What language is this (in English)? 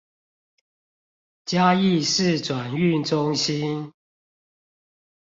Chinese